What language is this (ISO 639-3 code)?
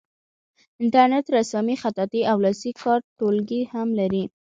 pus